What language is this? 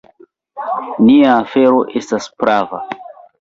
Esperanto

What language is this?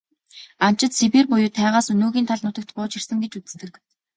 Mongolian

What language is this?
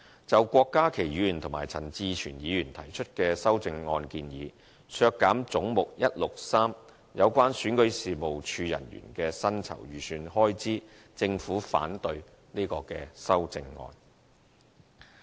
Cantonese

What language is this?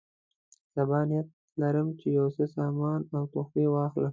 Pashto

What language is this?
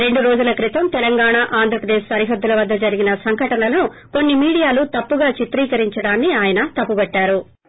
Telugu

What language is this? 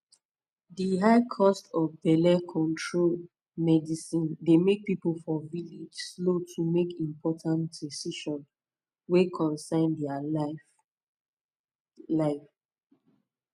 Nigerian Pidgin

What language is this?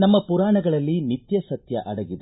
Kannada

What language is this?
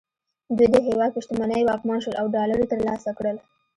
Pashto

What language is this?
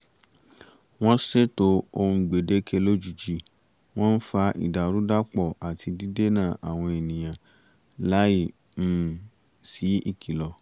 Yoruba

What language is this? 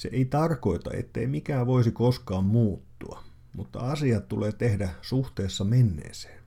Finnish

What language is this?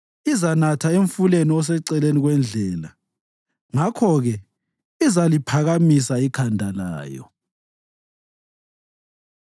North Ndebele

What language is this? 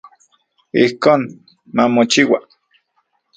Central Puebla Nahuatl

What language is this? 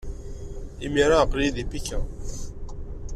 Kabyle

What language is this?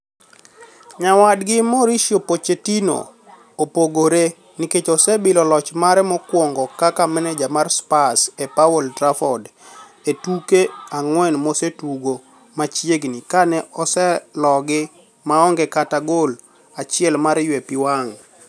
Luo (Kenya and Tanzania)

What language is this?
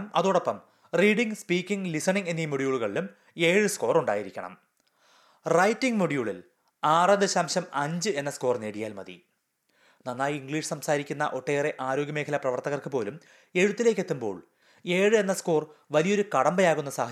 Malayalam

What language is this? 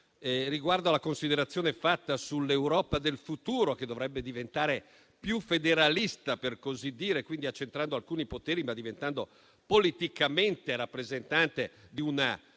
Italian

